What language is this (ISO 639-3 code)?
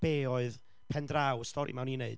cym